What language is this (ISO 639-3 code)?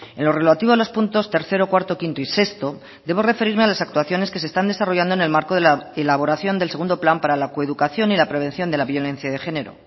spa